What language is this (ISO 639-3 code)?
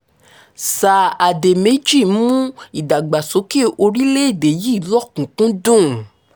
yor